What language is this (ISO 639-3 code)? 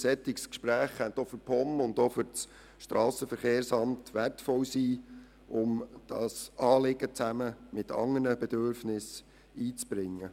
gsw